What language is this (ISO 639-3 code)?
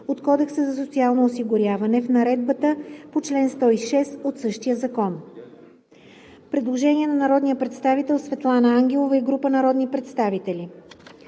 bul